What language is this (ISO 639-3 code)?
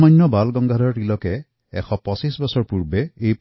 asm